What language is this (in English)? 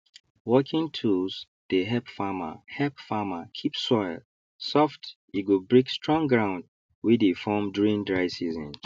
Nigerian Pidgin